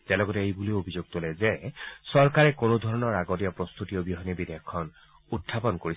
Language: Assamese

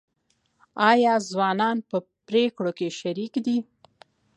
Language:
Pashto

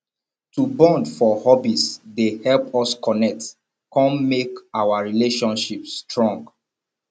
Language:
Nigerian Pidgin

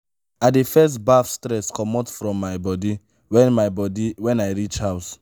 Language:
Nigerian Pidgin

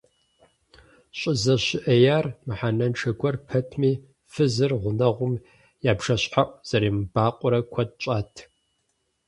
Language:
Kabardian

